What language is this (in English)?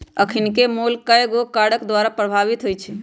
Magahi